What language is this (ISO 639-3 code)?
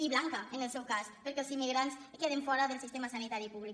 cat